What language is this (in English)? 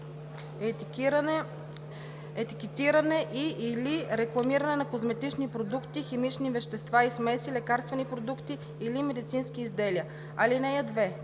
Bulgarian